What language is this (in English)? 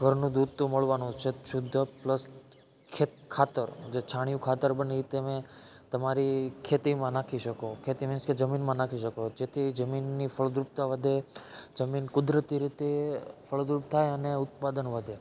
Gujarati